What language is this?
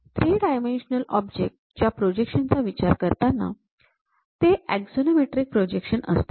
Marathi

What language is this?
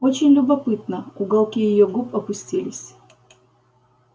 Russian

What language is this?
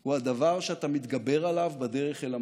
Hebrew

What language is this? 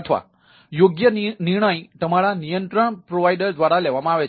Gujarati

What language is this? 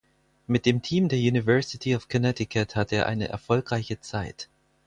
German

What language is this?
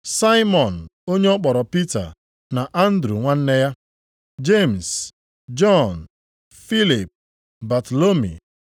Igbo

